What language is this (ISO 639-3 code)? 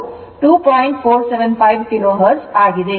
kan